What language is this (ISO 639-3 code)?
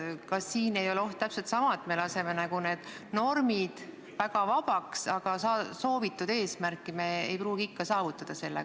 est